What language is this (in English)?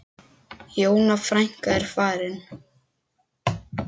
Icelandic